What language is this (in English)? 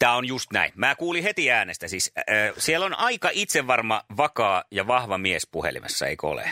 Finnish